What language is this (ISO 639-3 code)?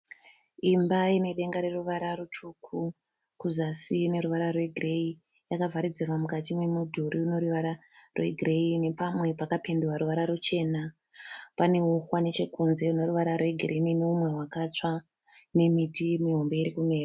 sna